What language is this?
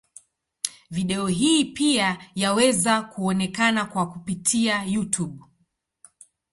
Swahili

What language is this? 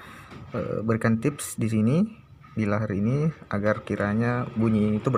Indonesian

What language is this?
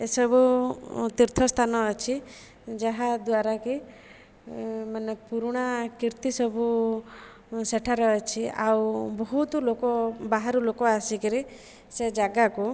Odia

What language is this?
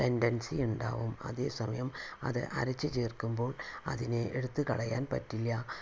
Malayalam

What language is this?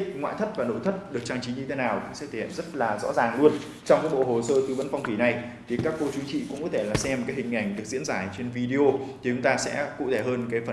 Vietnamese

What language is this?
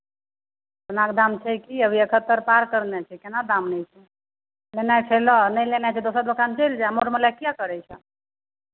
Maithili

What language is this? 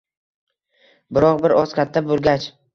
Uzbek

